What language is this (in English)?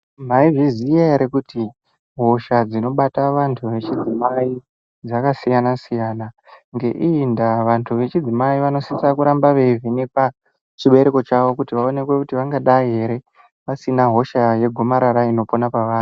Ndau